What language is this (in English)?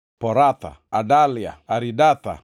Luo (Kenya and Tanzania)